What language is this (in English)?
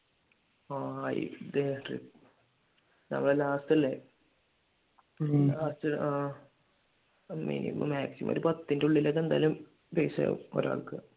Malayalam